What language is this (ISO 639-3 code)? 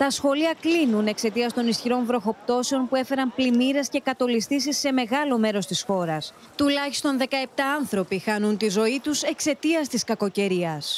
ell